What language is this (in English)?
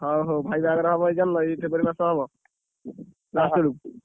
Odia